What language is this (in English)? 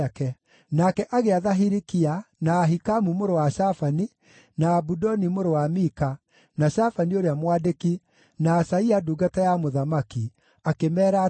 Kikuyu